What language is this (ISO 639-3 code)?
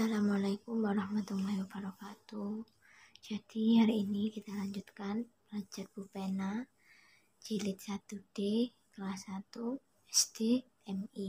ind